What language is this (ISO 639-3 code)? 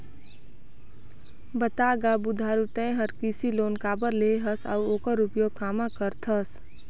hne